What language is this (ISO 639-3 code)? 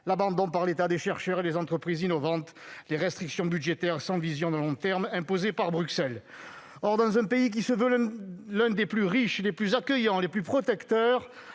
fra